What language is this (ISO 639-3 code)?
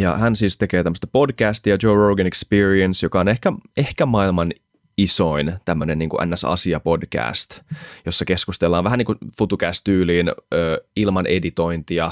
fin